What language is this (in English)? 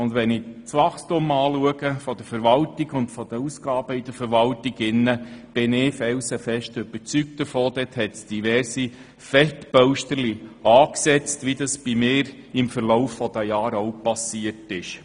Swiss German